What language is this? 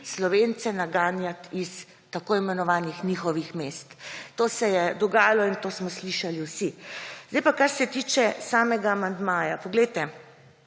Slovenian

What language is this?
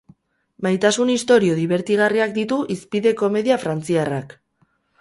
Basque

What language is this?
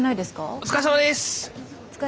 Japanese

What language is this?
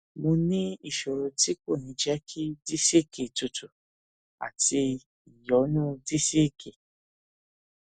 Yoruba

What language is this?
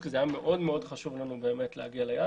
Hebrew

